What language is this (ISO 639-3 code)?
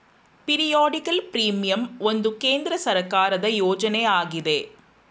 kan